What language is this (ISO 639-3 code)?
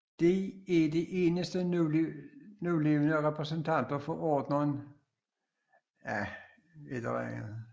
dan